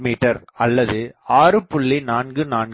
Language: Tamil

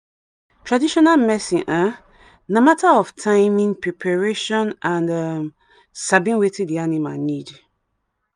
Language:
Nigerian Pidgin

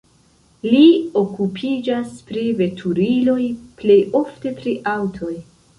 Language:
Esperanto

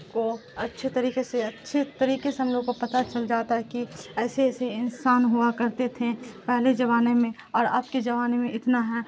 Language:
Urdu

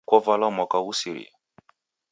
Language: Taita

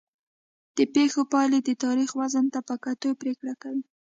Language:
Pashto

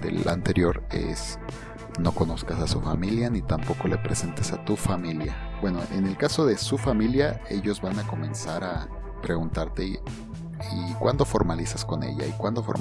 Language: Spanish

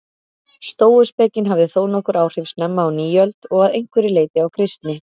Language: Icelandic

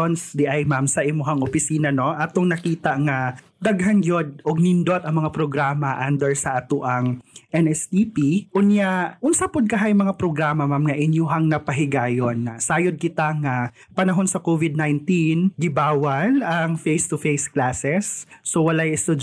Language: Filipino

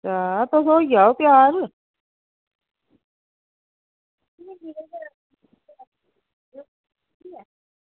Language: Dogri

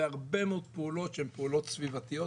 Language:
Hebrew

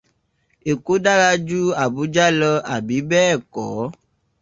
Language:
Yoruba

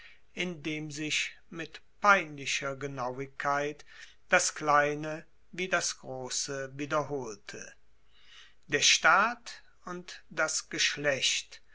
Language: German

